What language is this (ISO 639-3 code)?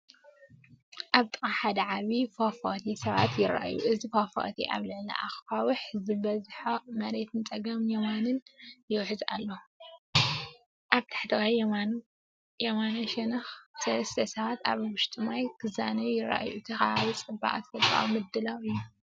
tir